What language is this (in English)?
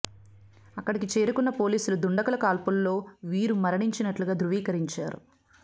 Telugu